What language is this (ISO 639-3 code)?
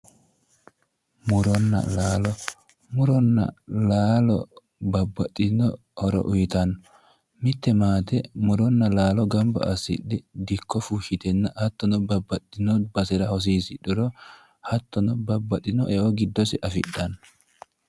sid